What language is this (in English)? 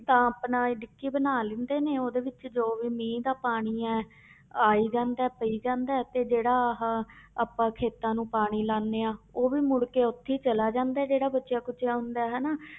Punjabi